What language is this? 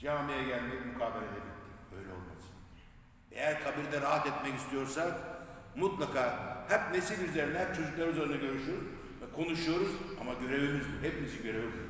Turkish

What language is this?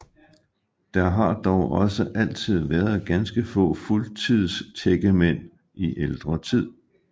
Danish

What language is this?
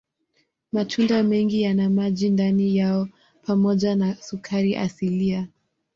Swahili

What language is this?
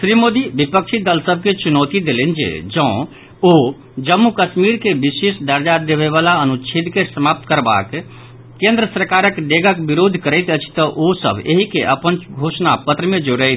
Maithili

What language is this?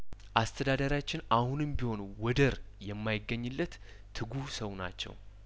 Amharic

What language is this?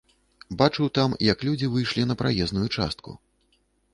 Belarusian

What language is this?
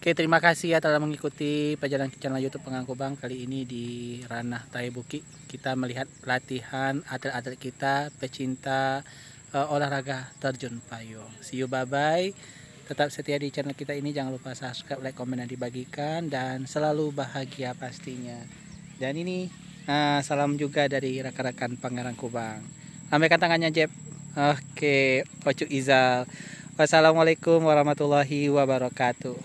Indonesian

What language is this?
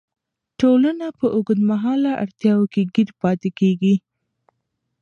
Pashto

